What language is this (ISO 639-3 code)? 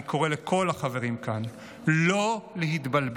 heb